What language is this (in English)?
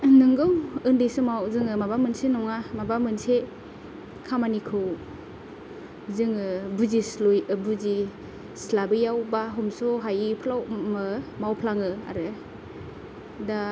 Bodo